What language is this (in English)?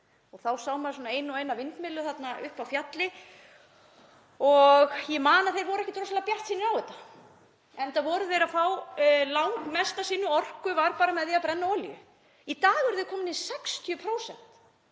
Icelandic